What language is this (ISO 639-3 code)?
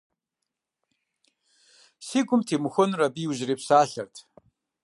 kbd